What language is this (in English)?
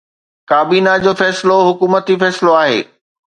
Sindhi